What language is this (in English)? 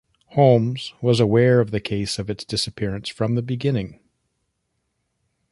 English